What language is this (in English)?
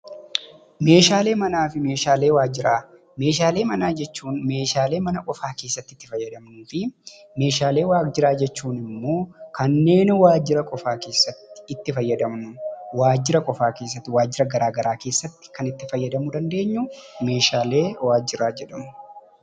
Oromo